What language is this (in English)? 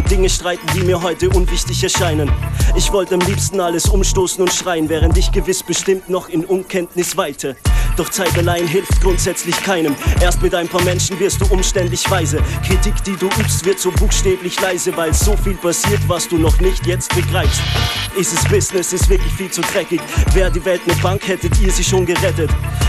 German